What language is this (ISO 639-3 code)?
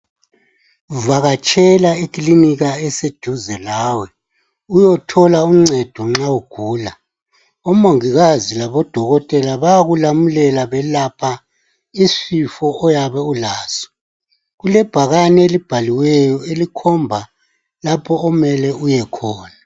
nde